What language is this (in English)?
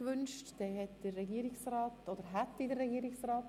Swiss German